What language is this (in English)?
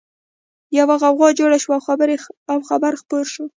Pashto